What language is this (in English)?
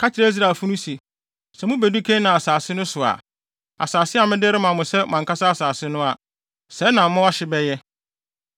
Akan